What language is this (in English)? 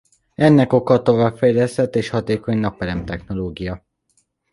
Hungarian